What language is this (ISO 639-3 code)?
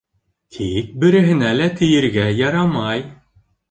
bak